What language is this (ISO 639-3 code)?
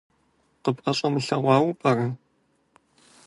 kbd